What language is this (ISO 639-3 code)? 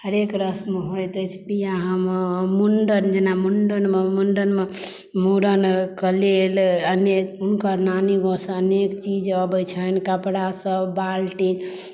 mai